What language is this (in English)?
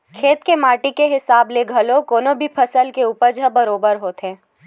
Chhattisgarhi